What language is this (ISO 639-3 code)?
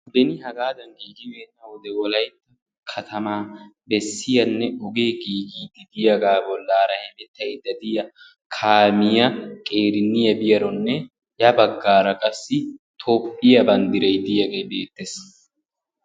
wal